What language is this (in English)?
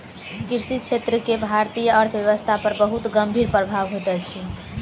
Maithili